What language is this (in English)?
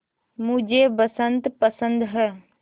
Hindi